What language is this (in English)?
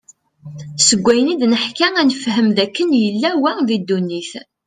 Kabyle